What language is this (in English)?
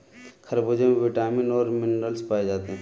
Hindi